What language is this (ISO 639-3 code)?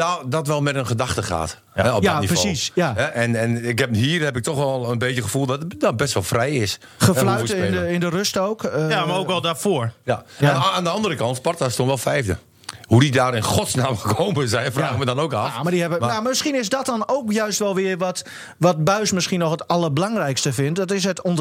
nld